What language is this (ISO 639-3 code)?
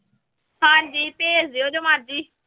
pan